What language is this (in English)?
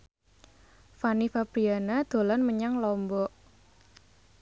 Javanese